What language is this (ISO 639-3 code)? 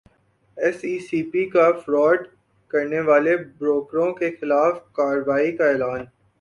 urd